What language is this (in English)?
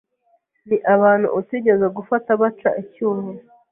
Kinyarwanda